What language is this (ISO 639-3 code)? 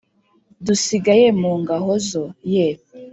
kin